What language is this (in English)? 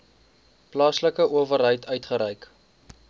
Afrikaans